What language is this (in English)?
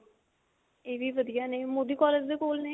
Punjabi